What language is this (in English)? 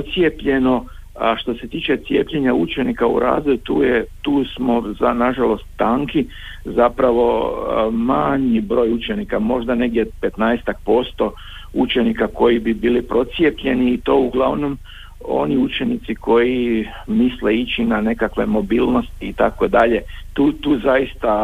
Croatian